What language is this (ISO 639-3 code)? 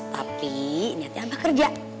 ind